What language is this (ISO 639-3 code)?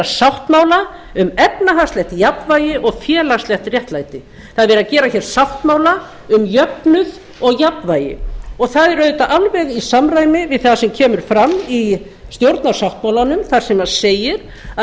isl